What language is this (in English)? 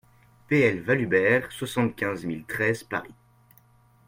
French